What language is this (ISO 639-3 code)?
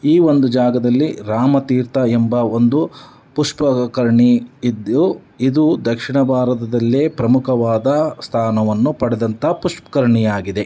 kan